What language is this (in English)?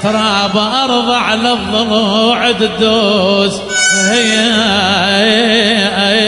Arabic